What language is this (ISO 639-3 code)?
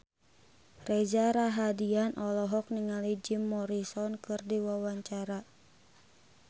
sun